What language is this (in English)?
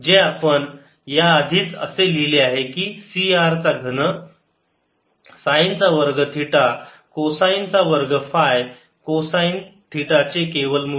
Marathi